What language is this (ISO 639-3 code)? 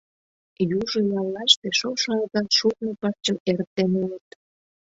chm